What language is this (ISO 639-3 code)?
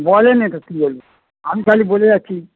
ben